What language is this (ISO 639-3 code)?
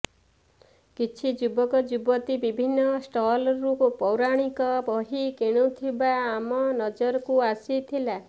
ori